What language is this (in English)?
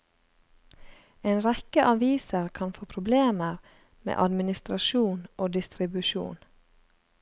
Norwegian